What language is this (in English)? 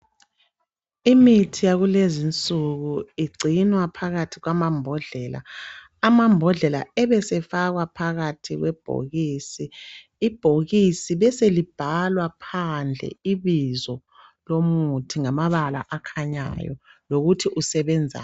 North Ndebele